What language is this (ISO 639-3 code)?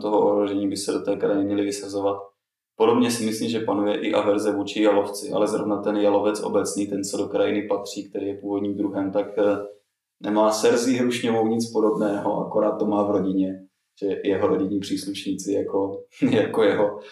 ces